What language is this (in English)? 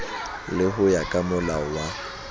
Southern Sotho